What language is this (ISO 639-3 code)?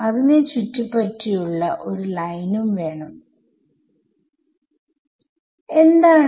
mal